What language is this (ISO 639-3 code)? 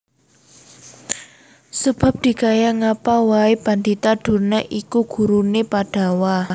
jav